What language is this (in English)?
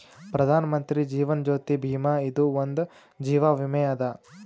Kannada